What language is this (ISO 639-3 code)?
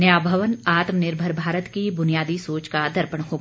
hin